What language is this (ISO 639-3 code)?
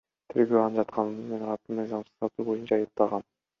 kir